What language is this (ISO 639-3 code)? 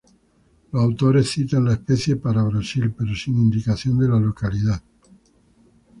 spa